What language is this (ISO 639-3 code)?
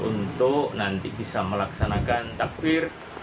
ind